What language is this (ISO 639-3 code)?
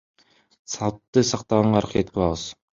kir